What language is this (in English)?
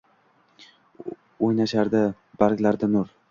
Uzbek